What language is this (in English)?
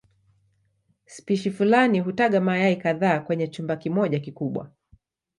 Swahili